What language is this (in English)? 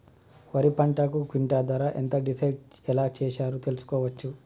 Telugu